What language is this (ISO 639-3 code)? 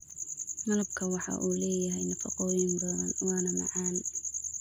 som